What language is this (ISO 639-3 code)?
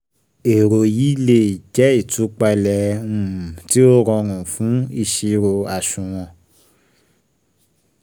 yor